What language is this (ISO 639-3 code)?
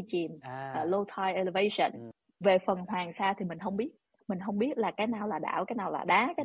vie